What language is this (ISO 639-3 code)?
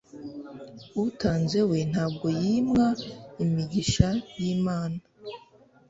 kin